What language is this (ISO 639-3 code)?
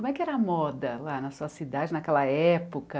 por